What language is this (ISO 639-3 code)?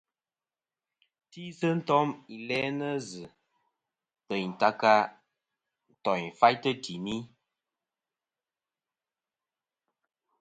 bkm